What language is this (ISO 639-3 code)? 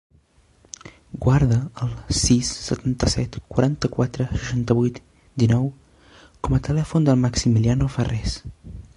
cat